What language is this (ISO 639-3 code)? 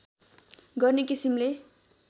nep